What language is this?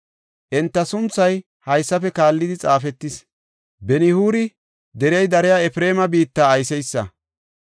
Gofa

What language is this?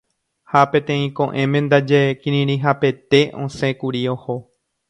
Guarani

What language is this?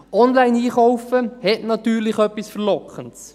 Swiss German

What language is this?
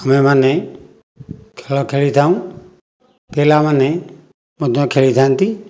Odia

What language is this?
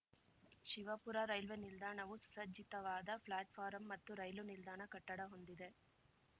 Kannada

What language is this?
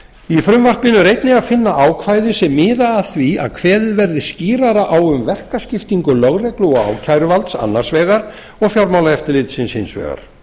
Icelandic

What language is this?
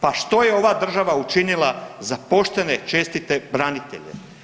Croatian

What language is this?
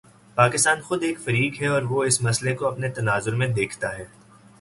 Urdu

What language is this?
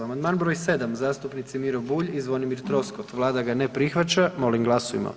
Croatian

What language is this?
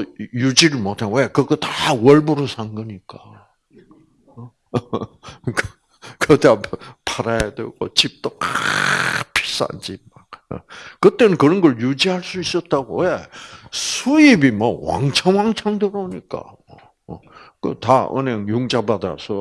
Korean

